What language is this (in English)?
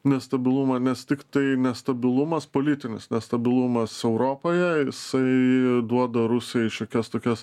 Lithuanian